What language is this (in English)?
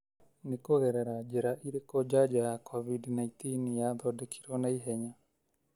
Kikuyu